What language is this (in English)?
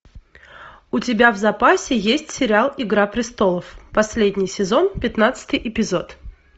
Russian